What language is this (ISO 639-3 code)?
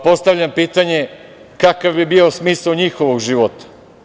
srp